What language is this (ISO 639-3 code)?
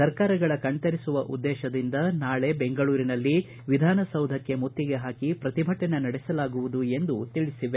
kan